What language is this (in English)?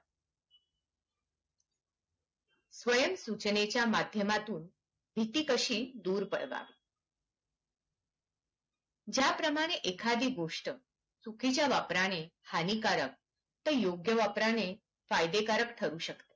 Marathi